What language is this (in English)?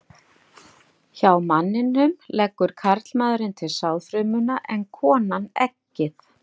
Icelandic